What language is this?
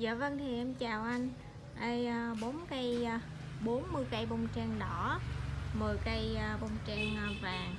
Vietnamese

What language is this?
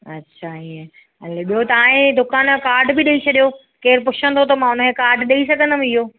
Sindhi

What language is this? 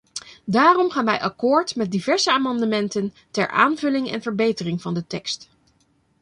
Dutch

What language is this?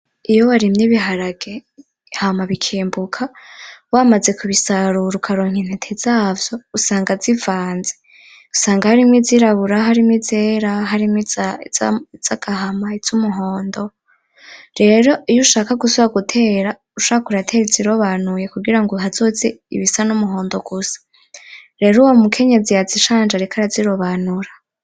Rundi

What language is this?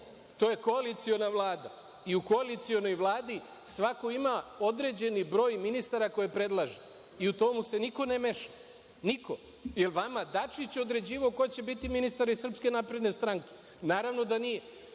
Serbian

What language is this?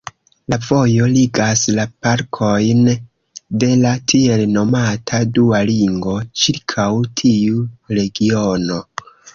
Esperanto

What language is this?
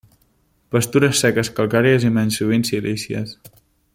Catalan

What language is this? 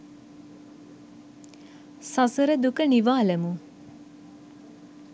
Sinhala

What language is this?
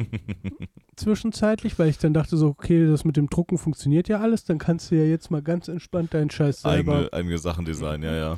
German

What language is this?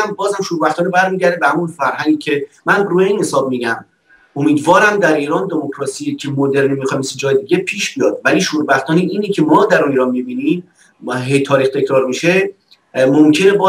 Persian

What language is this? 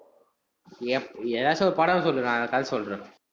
Tamil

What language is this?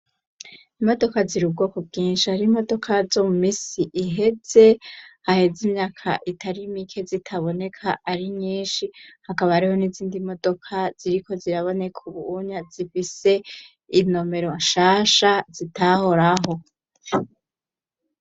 Rundi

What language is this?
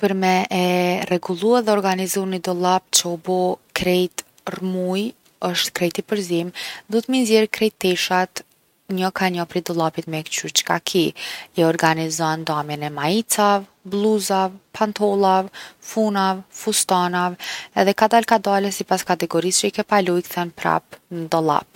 Gheg Albanian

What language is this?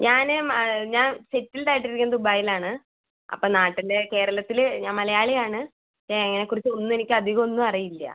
Malayalam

